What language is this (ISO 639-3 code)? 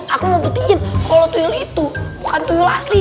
ind